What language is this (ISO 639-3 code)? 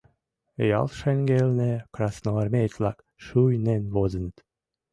chm